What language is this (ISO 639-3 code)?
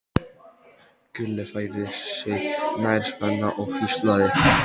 isl